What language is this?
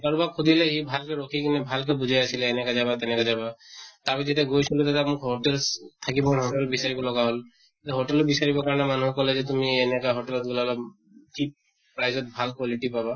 Assamese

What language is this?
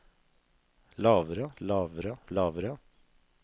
Norwegian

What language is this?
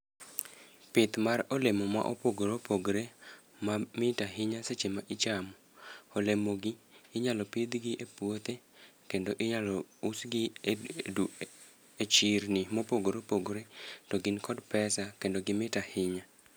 Luo (Kenya and Tanzania)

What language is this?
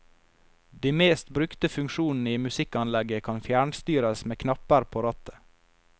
Norwegian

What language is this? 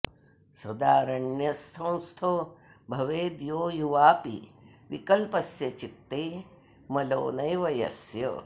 Sanskrit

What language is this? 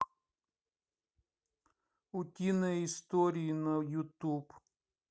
Russian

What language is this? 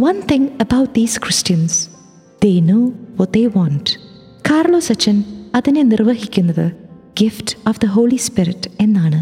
Malayalam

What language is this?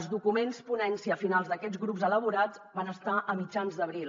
Catalan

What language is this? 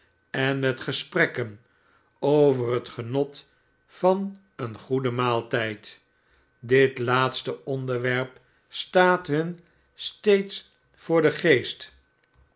Dutch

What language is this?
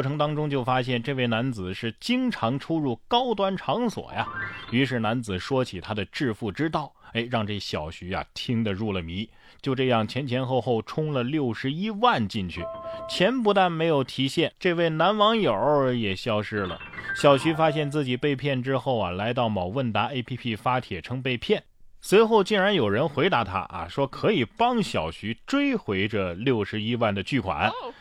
Chinese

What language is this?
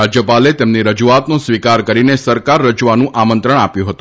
Gujarati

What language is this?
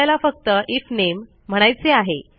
Marathi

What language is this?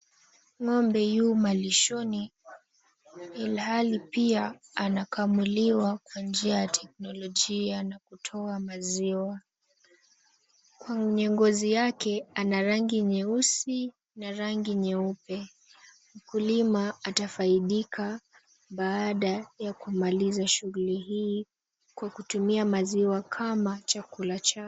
Swahili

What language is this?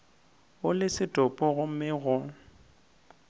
Northern Sotho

